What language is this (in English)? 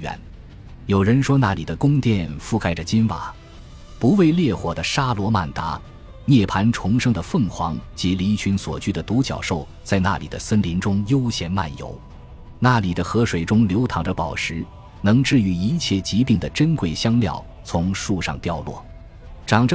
Chinese